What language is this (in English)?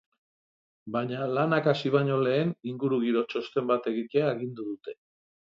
Basque